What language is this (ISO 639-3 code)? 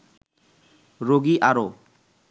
ben